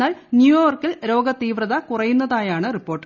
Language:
Malayalam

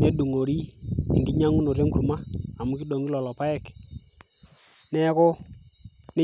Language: Masai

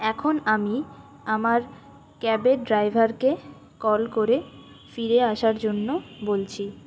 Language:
Bangla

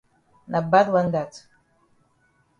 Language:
Cameroon Pidgin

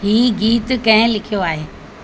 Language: Sindhi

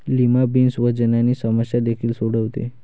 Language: Marathi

